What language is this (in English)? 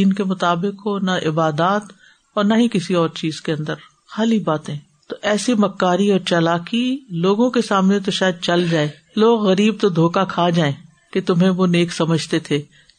Urdu